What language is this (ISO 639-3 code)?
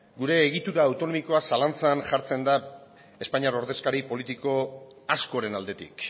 eus